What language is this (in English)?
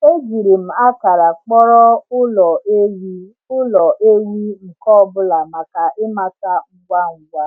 Igbo